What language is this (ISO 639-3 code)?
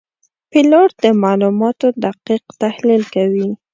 pus